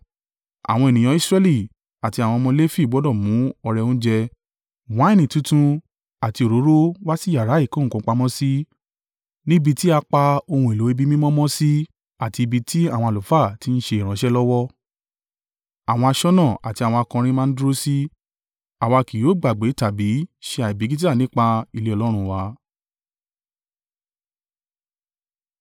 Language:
Yoruba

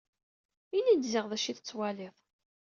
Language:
Kabyle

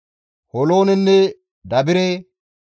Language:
Gamo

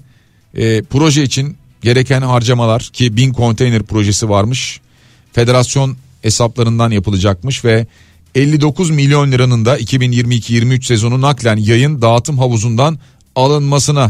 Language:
Turkish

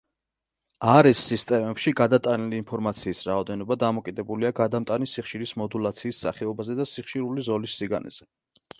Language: Georgian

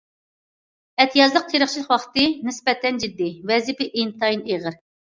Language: Uyghur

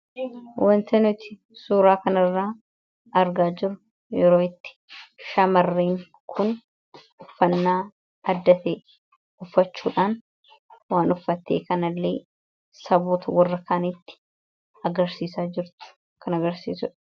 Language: Oromo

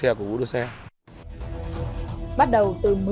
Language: Vietnamese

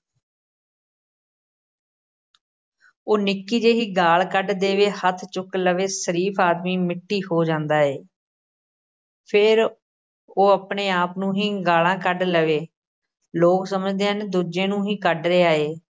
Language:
Punjabi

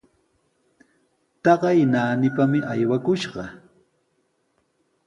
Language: Sihuas Ancash Quechua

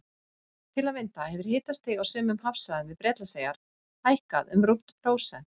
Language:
Icelandic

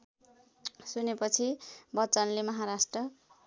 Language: Nepali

